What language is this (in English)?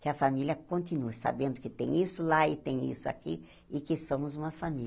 Portuguese